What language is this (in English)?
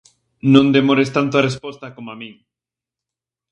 Galician